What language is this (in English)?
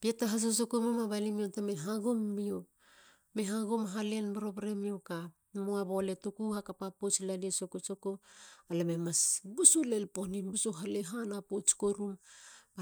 Halia